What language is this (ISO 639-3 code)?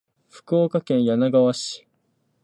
jpn